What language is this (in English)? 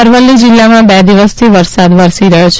Gujarati